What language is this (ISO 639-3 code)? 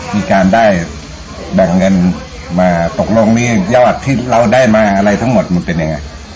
tha